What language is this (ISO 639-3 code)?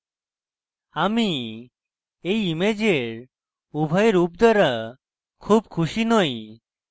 ben